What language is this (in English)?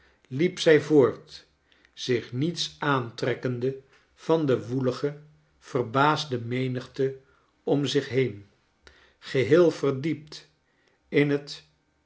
Dutch